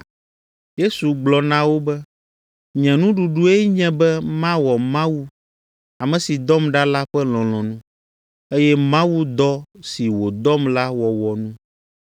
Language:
Ewe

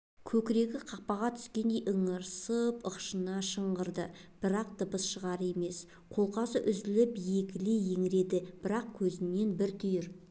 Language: Kazakh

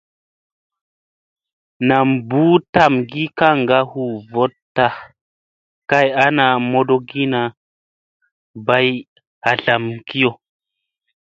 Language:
Musey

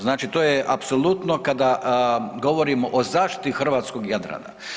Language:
Croatian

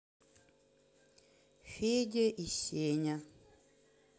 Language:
Russian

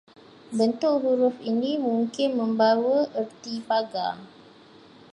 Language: Malay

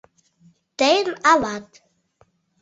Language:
Mari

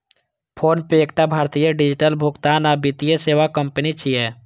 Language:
Maithili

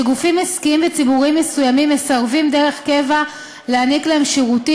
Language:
Hebrew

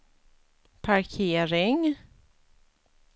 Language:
Swedish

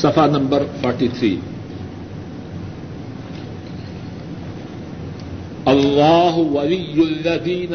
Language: Urdu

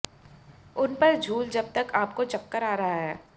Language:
Hindi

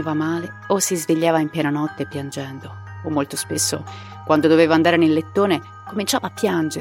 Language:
Italian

